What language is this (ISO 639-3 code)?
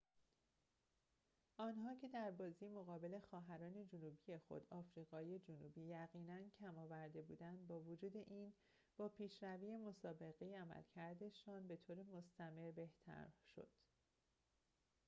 fas